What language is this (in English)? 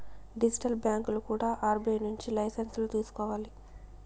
Telugu